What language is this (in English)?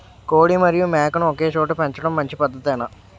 Telugu